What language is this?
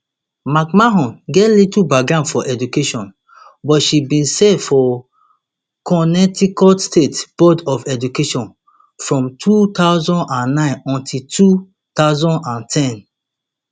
Nigerian Pidgin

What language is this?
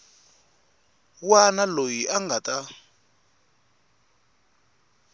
Tsonga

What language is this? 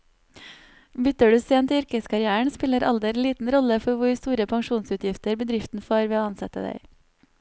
Norwegian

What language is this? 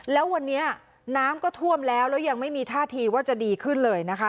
Thai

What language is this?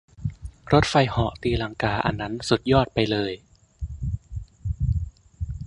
Thai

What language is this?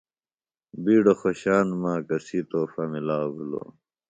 Phalura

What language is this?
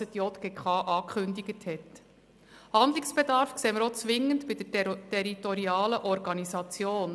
Swiss German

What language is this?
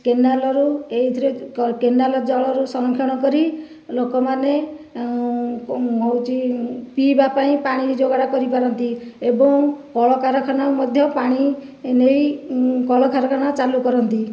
Odia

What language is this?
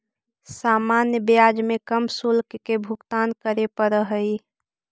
Magahi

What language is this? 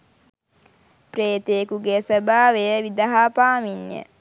Sinhala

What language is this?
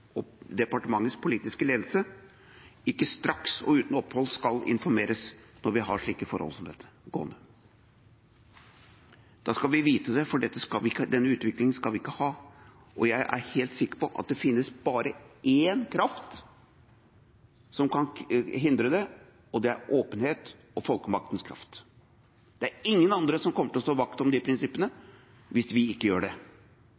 Norwegian Bokmål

